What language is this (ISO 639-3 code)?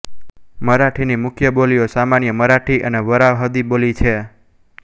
guj